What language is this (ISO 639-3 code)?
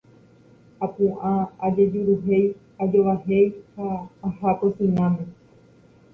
grn